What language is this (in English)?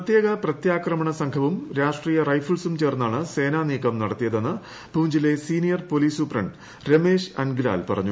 Malayalam